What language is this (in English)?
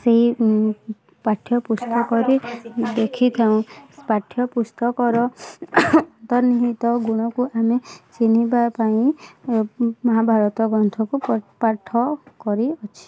Odia